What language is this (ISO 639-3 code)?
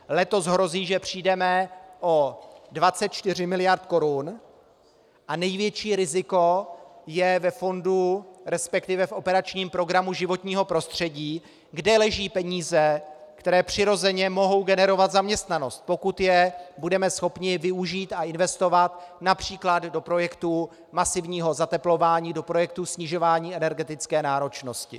ces